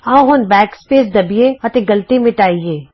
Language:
Punjabi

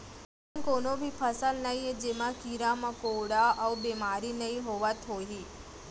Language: Chhattisgarhi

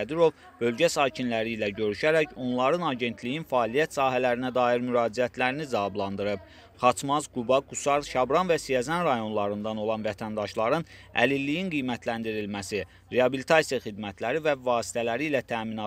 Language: Turkish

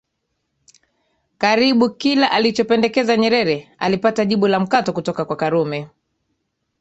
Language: Swahili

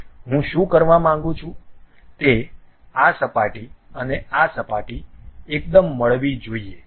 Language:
Gujarati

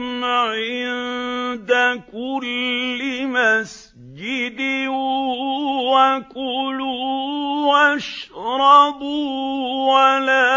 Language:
Arabic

